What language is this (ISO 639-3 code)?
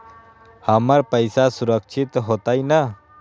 mag